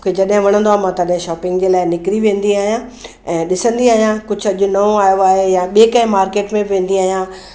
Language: Sindhi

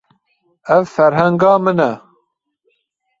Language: Kurdish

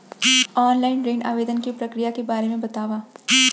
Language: Chhattisgarhi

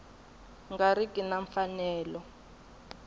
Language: Tsonga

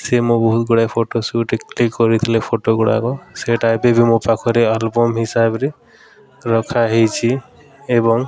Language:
Odia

